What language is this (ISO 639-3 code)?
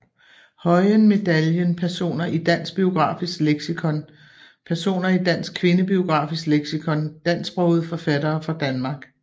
dan